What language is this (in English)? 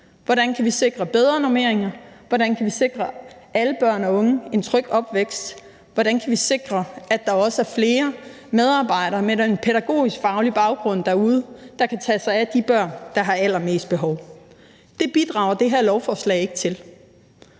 Danish